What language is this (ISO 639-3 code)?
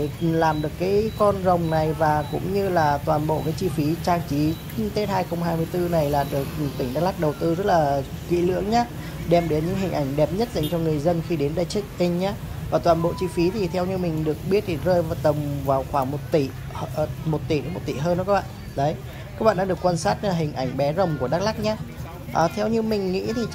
vie